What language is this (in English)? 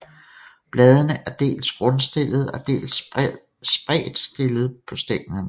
Danish